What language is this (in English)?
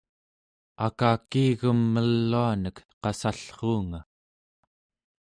Central Yupik